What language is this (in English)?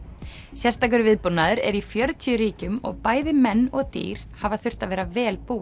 Icelandic